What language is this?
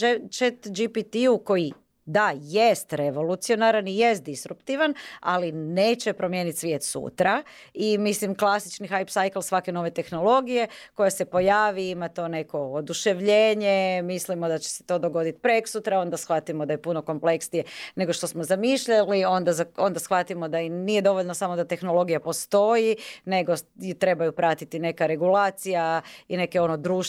Croatian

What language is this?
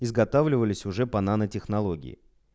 Russian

